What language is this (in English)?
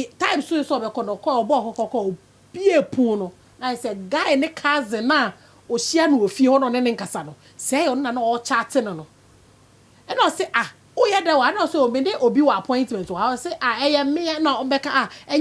English